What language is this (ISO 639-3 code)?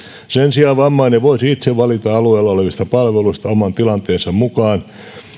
fin